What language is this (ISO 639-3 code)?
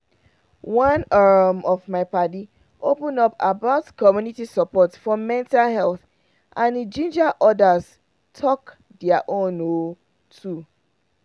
pcm